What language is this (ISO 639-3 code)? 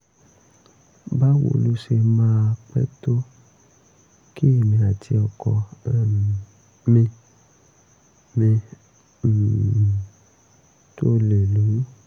yor